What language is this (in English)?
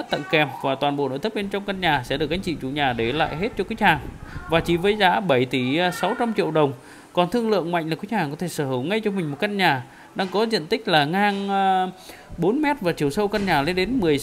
Vietnamese